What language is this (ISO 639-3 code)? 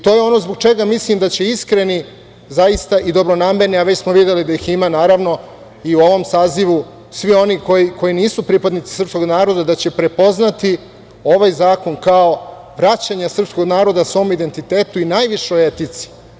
srp